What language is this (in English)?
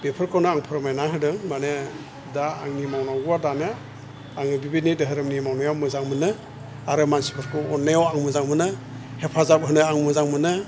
Bodo